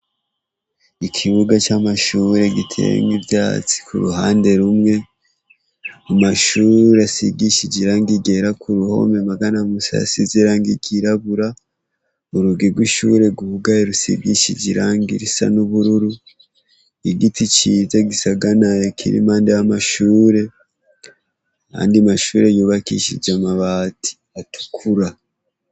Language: Rundi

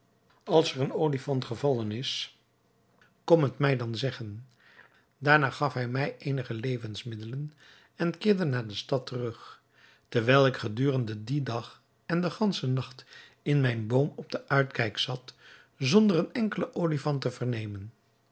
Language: Dutch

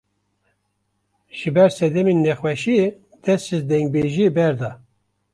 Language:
Kurdish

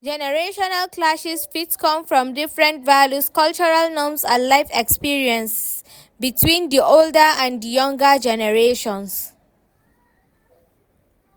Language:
Nigerian Pidgin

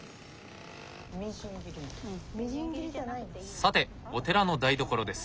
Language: Japanese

